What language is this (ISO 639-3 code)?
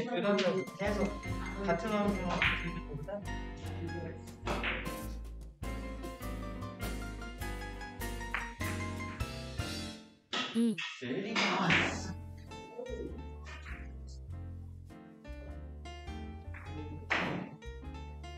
kor